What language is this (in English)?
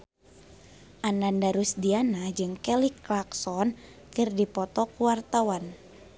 Sundanese